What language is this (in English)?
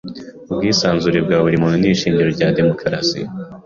Kinyarwanda